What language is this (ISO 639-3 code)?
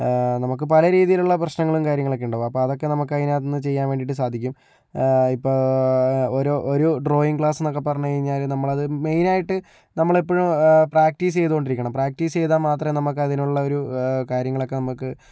mal